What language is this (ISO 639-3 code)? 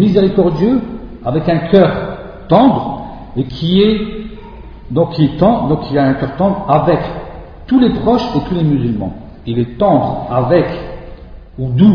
fra